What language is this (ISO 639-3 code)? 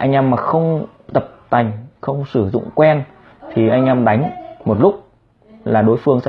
vie